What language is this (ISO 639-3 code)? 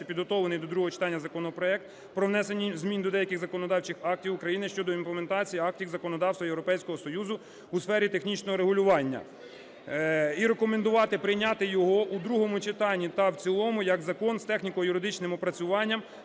ukr